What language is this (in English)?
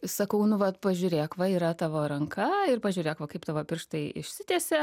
Lithuanian